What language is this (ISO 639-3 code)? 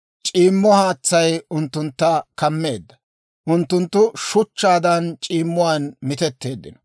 dwr